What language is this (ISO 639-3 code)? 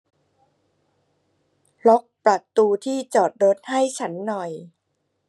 tha